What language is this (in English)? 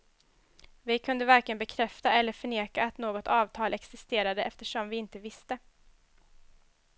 Swedish